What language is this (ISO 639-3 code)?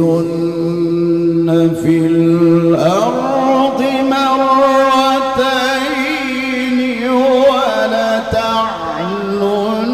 ara